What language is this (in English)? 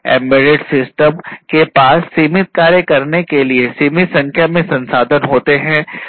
Hindi